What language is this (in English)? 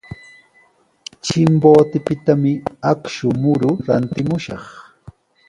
Sihuas Ancash Quechua